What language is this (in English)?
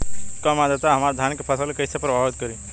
Bhojpuri